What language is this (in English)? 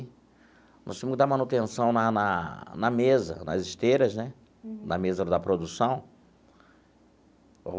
Portuguese